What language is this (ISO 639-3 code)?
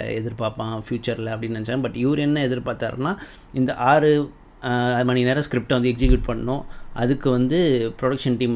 tam